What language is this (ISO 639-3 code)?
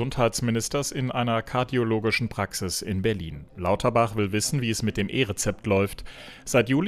deu